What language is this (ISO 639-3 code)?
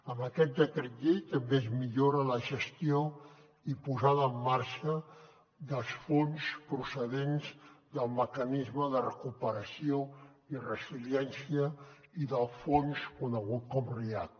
cat